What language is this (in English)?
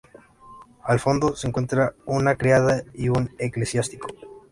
Spanish